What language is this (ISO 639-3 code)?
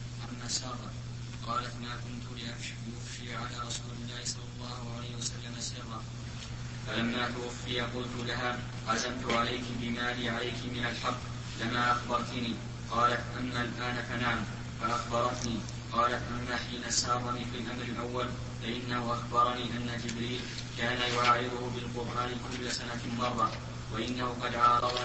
ara